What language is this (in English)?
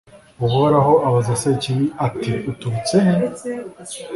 Kinyarwanda